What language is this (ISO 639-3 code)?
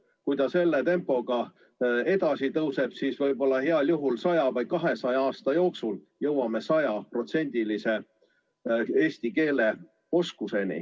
est